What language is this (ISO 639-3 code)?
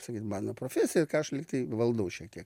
lit